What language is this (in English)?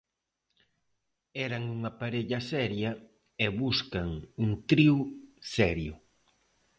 Galician